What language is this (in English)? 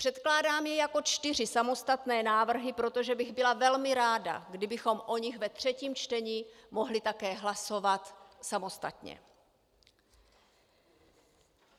Czech